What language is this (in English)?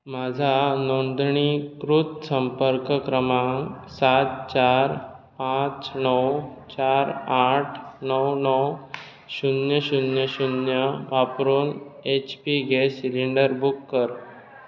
Konkani